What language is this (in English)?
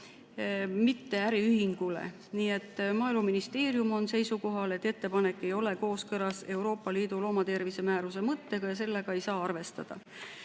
Estonian